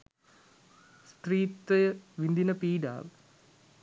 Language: Sinhala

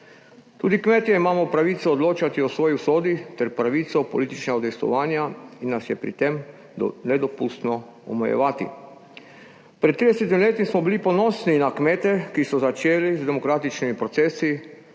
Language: Slovenian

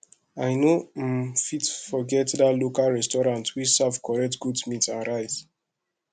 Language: Nigerian Pidgin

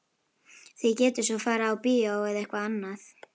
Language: Icelandic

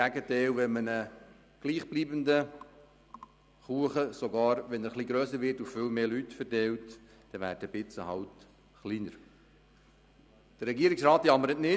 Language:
Swiss German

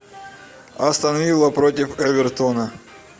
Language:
Russian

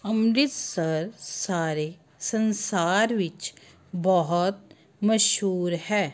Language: Punjabi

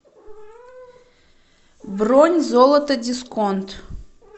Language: Russian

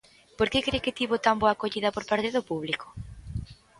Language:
Galician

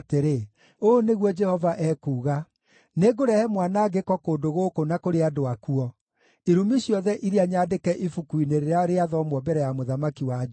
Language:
Kikuyu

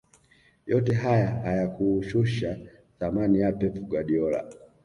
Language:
Swahili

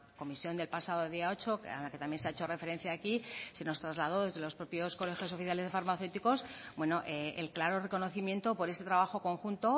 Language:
Spanish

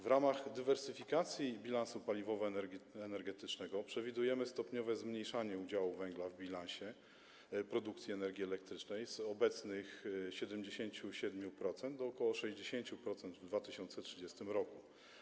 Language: Polish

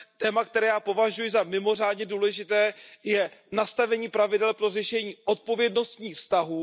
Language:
Czech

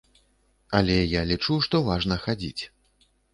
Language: Belarusian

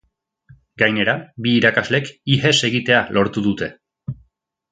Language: Basque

